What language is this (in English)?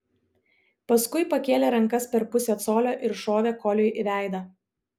Lithuanian